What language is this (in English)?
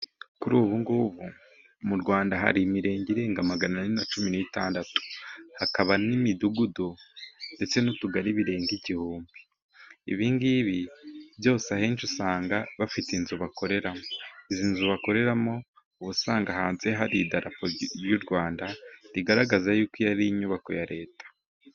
Kinyarwanda